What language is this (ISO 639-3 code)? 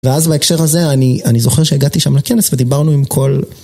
heb